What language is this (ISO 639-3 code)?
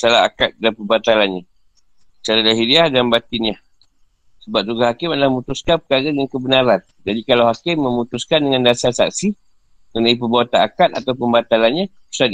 msa